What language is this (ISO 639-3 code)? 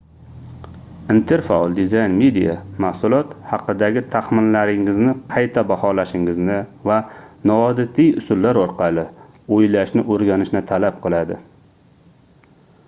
uzb